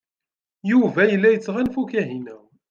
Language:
Kabyle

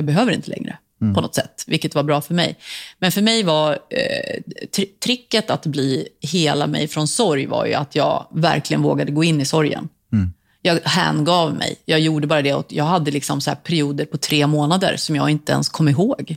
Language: Swedish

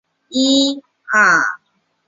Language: Chinese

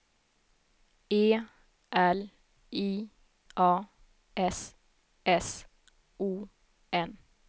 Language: Swedish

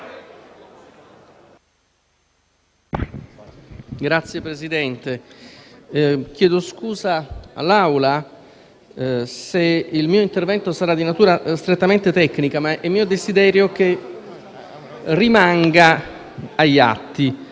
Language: Italian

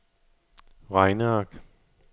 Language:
Danish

